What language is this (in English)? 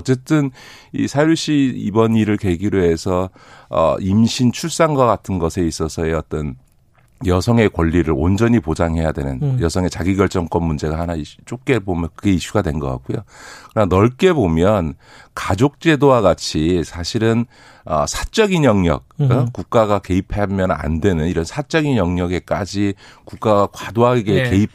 Korean